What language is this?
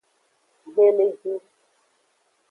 Aja (Benin)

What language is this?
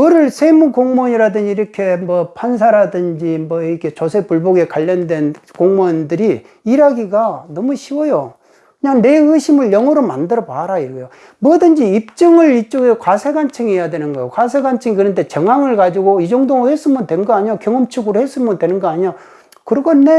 Korean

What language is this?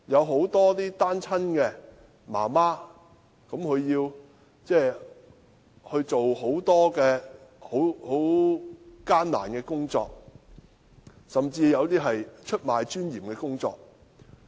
Cantonese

